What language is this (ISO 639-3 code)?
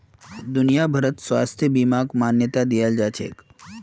mag